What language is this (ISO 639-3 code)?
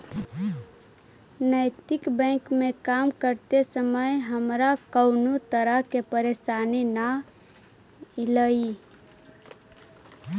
mag